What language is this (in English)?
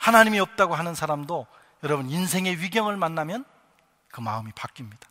Korean